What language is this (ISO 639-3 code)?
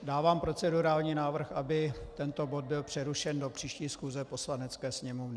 ces